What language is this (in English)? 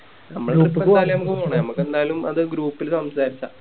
Malayalam